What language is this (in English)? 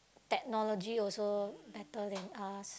English